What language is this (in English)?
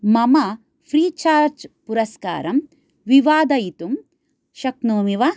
Sanskrit